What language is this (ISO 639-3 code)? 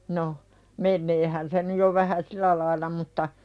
fin